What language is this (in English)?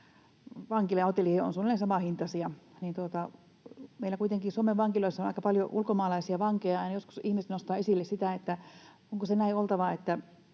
Finnish